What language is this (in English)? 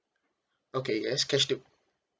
English